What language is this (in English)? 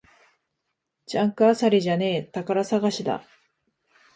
Japanese